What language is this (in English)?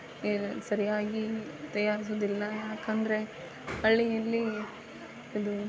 Kannada